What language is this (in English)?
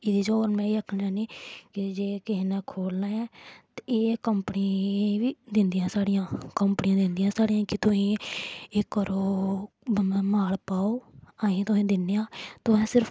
Dogri